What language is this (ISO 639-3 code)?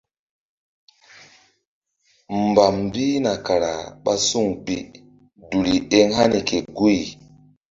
mdd